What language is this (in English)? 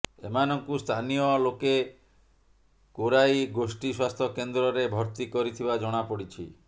Odia